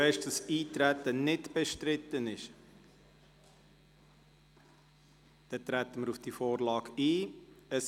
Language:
Swiss German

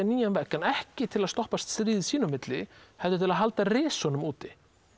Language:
Icelandic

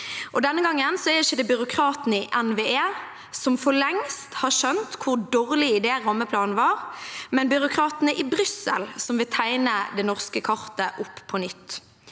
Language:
Norwegian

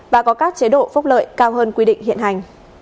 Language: Vietnamese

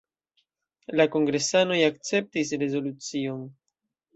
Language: Esperanto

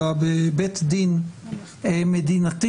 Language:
Hebrew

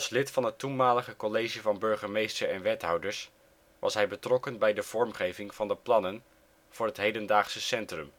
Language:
Dutch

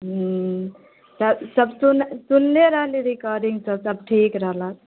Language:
Maithili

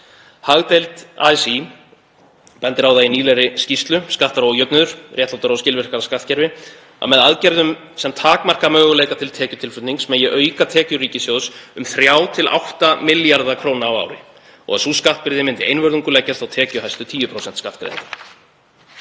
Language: Icelandic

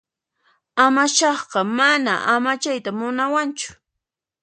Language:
Puno Quechua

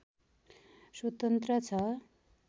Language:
Nepali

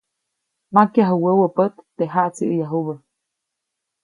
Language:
Copainalá Zoque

